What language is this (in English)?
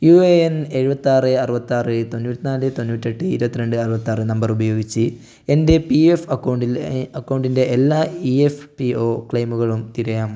Malayalam